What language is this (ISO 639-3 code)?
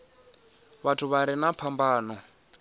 ven